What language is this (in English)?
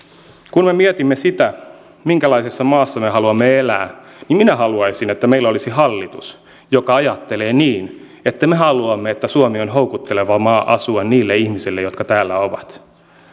Finnish